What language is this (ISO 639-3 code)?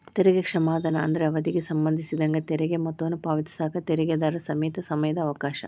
kan